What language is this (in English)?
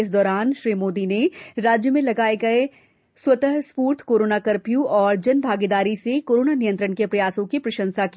Hindi